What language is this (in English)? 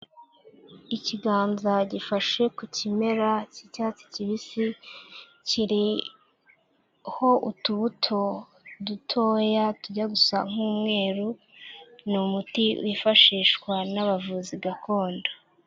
Kinyarwanda